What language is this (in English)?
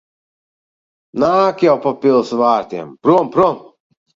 Latvian